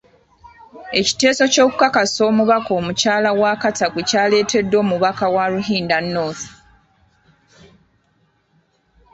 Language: Ganda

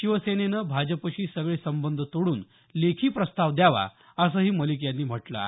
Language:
Marathi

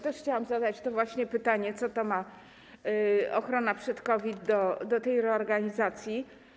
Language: Polish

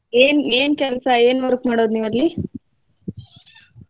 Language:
Kannada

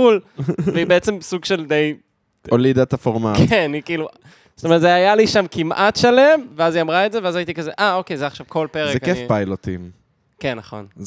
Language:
Hebrew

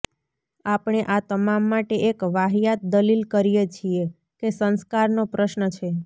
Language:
Gujarati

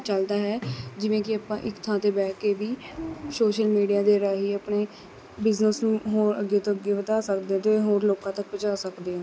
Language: Punjabi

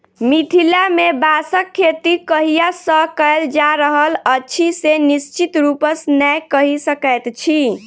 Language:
Maithili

